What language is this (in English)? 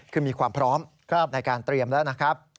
Thai